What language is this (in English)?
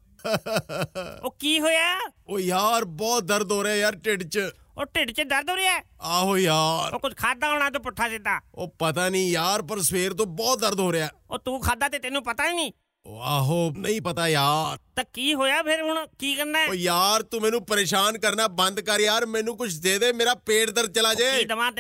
Punjabi